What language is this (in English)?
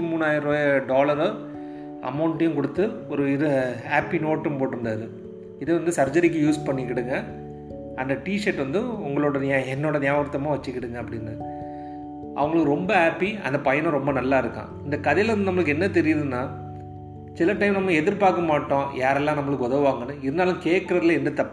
Tamil